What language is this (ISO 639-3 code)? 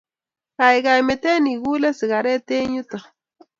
kln